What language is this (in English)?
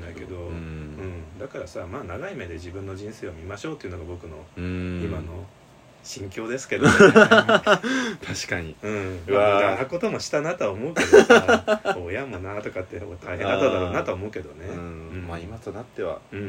Japanese